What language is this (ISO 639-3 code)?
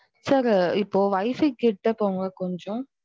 tam